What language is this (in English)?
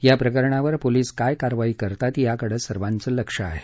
Marathi